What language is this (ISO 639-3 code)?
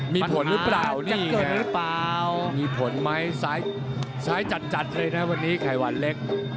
tha